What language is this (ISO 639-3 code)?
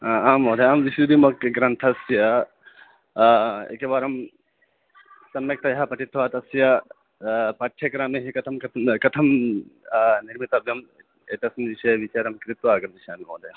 san